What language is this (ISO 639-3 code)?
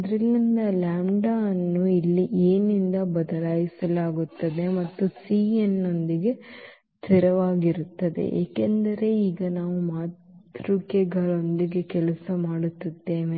kan